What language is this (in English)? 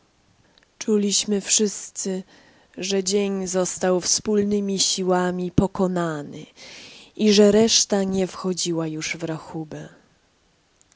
Polish